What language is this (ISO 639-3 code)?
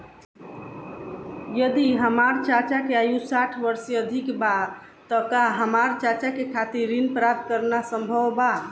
bho